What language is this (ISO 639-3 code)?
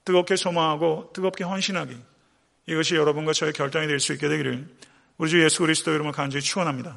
kor